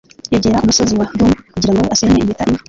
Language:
Kinyarwanda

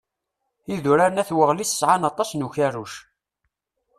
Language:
Kabyle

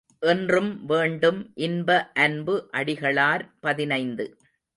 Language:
Tamil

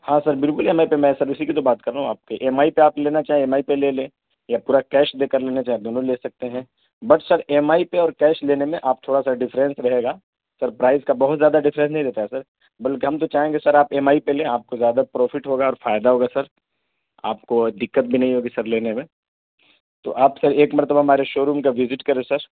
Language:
Urdu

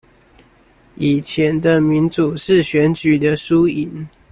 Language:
Chinese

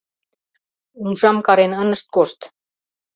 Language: Mari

